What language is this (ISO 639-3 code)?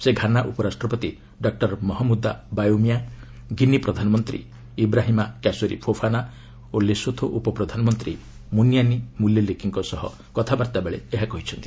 ori